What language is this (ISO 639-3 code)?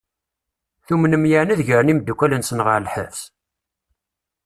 kab